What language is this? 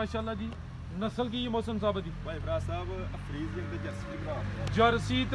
Punjabi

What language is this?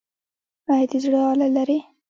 Pashto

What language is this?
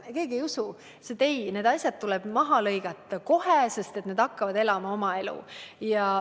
Estonian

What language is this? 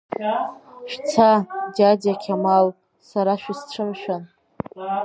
Abkhazian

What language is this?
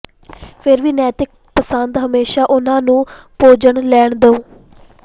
Punjabi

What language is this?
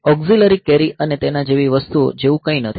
Gujarati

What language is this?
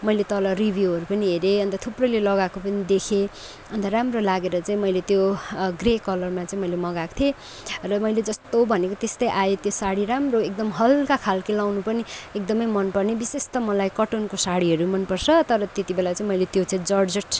Nepali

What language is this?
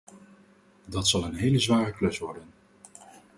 Dutch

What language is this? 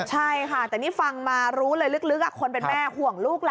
Thai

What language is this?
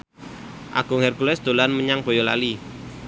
Javanese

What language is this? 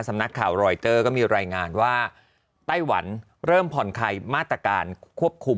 Thai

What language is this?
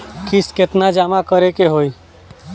Bhojpuri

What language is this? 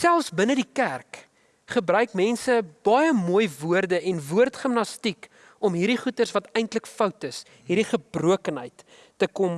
Dutch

